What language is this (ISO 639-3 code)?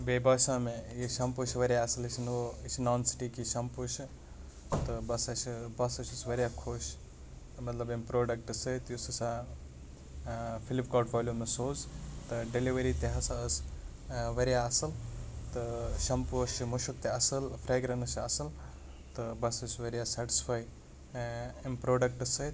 kas